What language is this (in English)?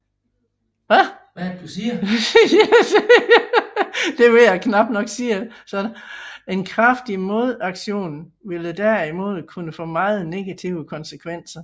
Danish